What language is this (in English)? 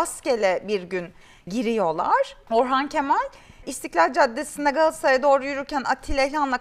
Turkish